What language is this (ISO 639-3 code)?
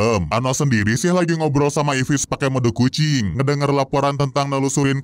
ind